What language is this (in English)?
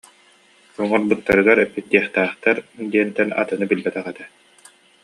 Yakut